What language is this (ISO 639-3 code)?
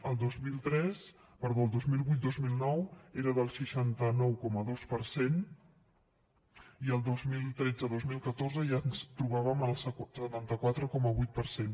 cat